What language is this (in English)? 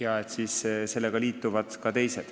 Estonian